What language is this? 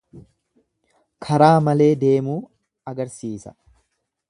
Oromo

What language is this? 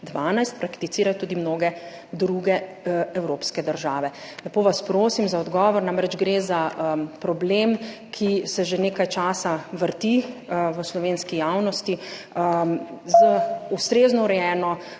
Slovenian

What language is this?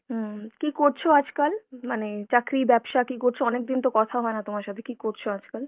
Bangla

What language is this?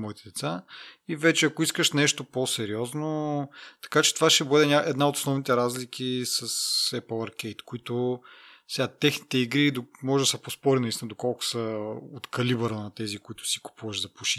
Bulgarian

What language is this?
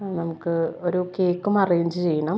Malayalam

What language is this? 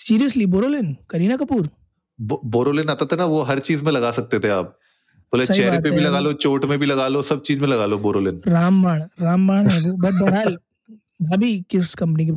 Hindi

